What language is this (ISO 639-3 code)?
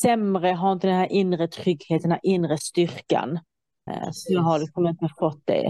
swe